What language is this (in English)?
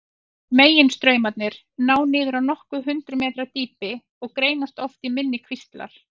Icelandic